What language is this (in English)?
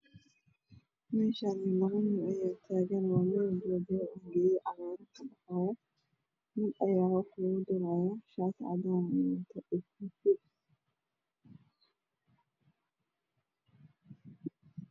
Somali